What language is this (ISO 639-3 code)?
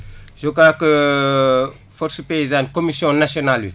wol